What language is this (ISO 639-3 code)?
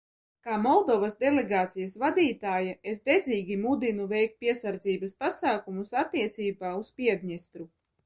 lav